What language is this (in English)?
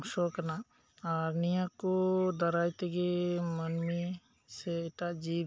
Santali